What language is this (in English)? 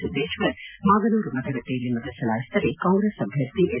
Kannada